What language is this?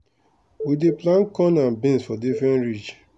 Nigerian Pidgin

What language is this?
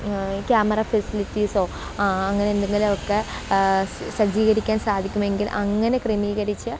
Malayalam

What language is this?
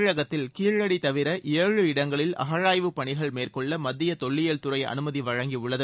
Tamil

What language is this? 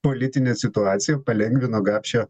Lithuanian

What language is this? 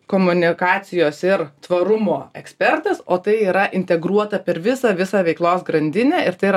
Lithuanian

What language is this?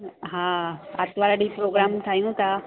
Sindhi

